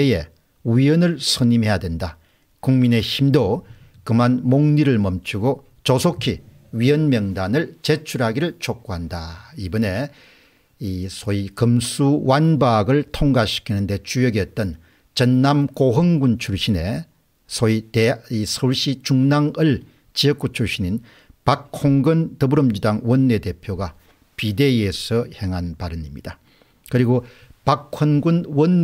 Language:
Korean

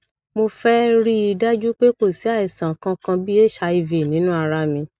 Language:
Yoruba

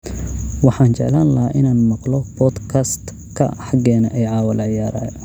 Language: Somali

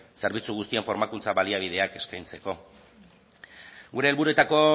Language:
Basque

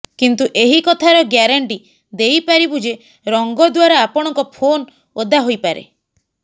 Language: Odia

